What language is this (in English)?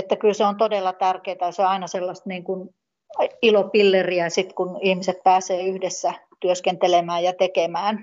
Finnish